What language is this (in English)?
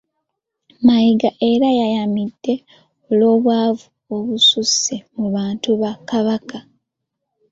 Ganda